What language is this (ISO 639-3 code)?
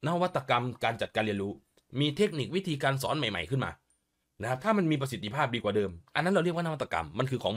tha